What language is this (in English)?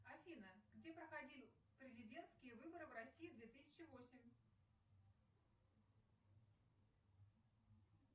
Russian